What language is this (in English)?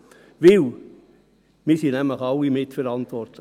Swiss German